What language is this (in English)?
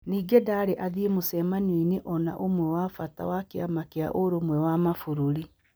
Kikuyu